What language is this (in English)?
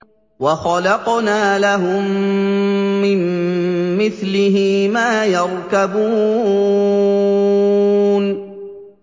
Arabic